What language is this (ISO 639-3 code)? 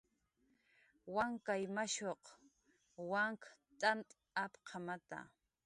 jqr